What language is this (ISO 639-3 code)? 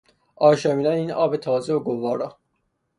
fas